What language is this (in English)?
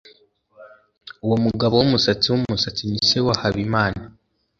Kinyarwanda